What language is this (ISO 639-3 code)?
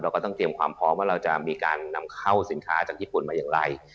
tha